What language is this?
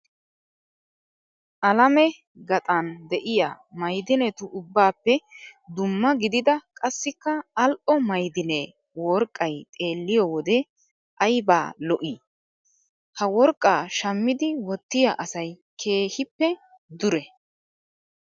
Wolaytta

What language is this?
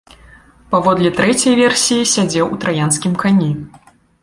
Belarusian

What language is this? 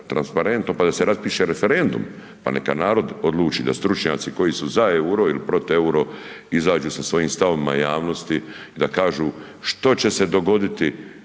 Croatian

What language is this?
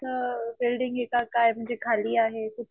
Marathi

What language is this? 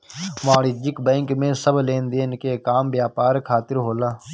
Bhojpuri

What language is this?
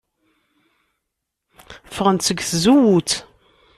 Kabyle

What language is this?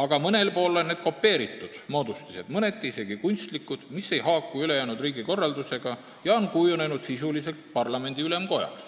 Estonian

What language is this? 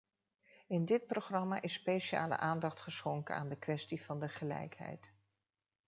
Dutch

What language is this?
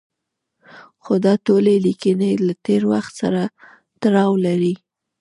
Pashto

